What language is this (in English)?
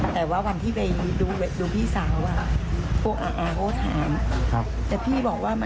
Thai